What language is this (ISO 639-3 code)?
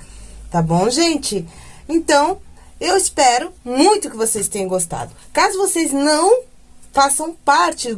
por